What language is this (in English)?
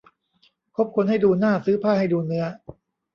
Thai